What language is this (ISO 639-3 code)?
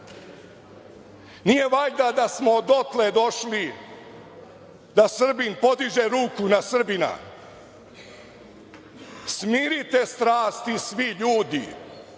srp